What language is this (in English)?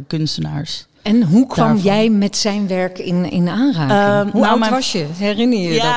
Dutch